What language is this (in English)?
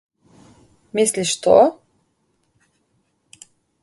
Slovenian